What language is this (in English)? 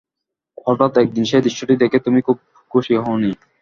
Bangla